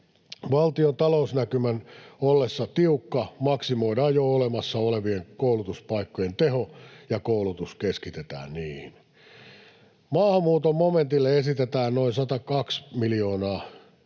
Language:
Finnish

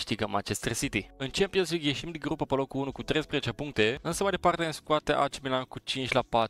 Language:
Romanian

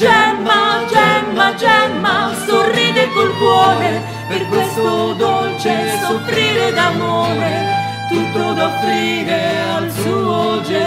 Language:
Romanian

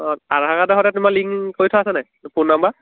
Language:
Assamese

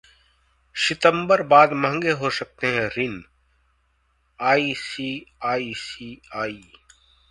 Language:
Hindi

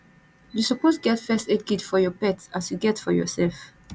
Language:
Nigerian Pidgin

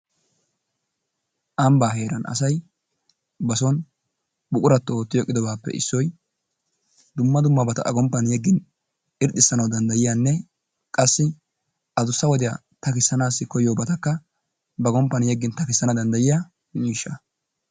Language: Wolaytta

